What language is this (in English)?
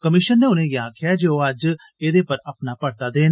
Dogri